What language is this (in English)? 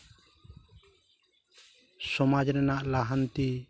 Santali